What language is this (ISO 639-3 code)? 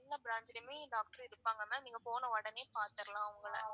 tam